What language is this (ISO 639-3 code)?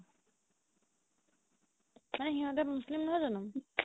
asm